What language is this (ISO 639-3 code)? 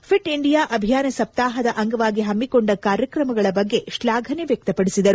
kan